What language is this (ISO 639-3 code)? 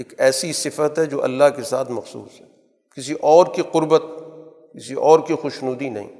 urd